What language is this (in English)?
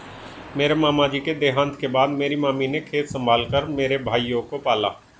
Hindi